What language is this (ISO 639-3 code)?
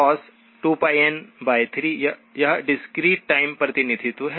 hin